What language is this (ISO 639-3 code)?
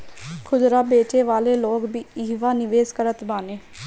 bho